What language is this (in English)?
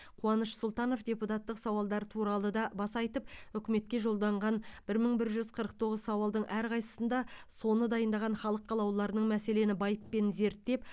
Kazakh